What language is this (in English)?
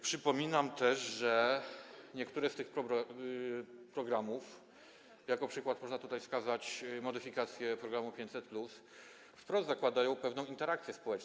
Polish